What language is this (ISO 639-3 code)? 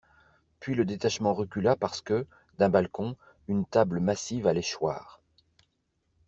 fra